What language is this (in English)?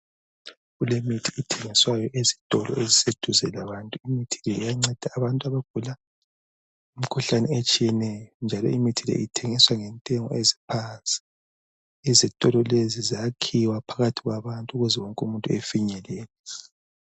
North Ndebele